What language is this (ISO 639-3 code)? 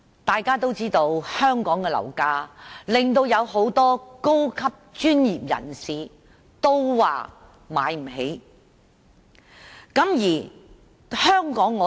yue